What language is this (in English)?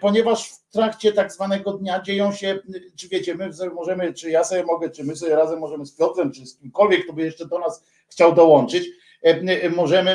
Polish